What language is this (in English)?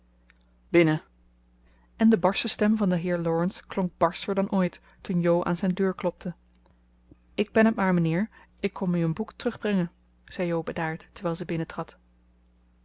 Dutch